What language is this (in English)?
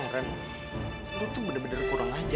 Indonesian